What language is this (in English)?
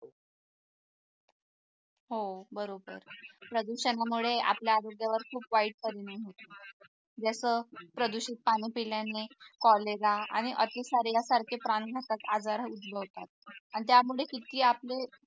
Marathi